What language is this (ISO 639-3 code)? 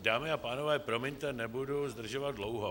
ces